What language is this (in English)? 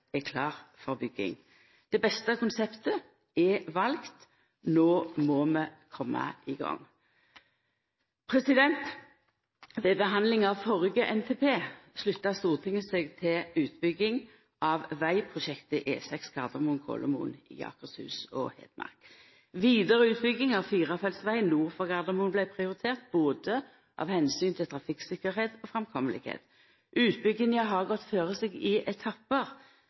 Norwegian Nynorsk